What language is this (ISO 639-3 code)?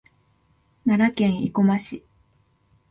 jpn